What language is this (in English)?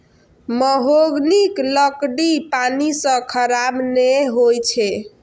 Maithili